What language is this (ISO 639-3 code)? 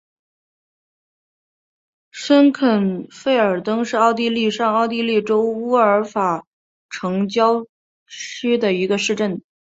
zho